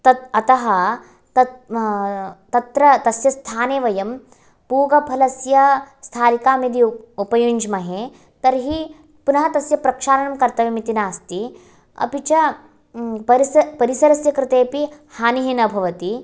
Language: Sanskrit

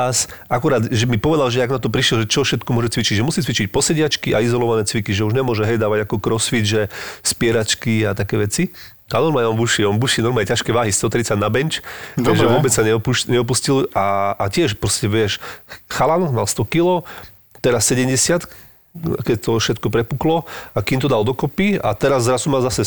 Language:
Slovak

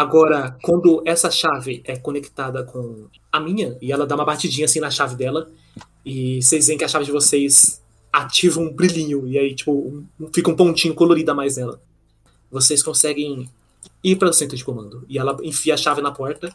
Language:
Portuguese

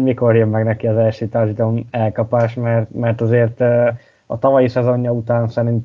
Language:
Hungarian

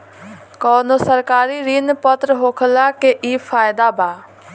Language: Bhojpuri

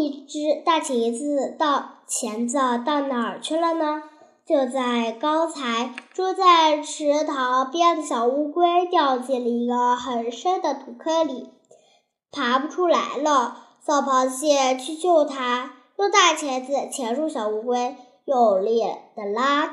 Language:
Chinese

